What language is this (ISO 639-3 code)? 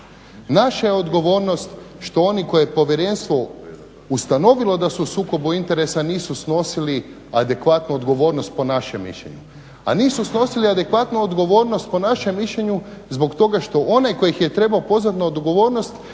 hrv